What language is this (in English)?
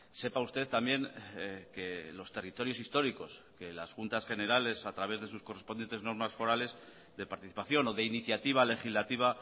Spanish